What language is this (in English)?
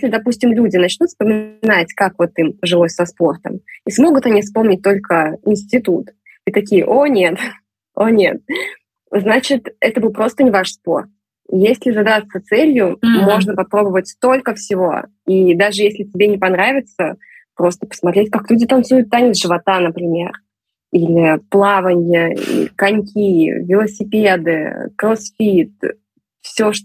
Russian